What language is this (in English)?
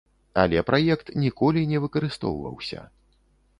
Belarusian